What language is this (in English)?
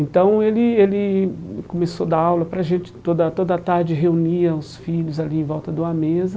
Portuguese